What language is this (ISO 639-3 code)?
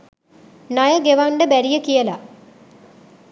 sin